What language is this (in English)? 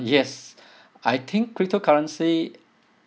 English